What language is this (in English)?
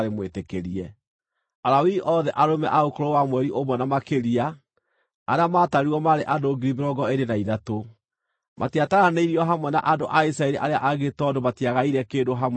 Kikuyu